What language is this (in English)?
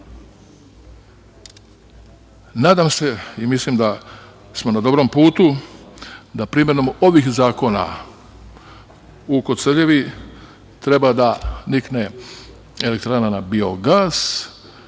Serbian